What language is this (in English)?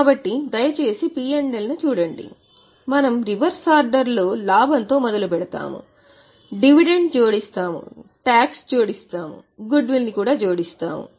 Telugu